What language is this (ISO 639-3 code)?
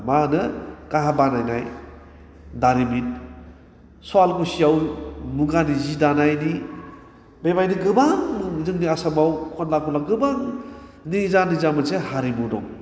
brx